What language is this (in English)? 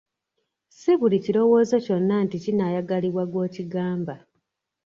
Ganda